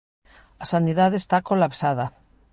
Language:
Galician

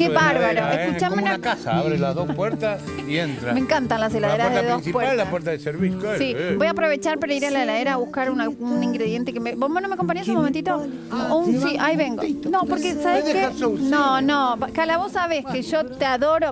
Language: Spanish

